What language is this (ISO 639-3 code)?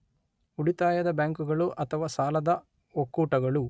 kan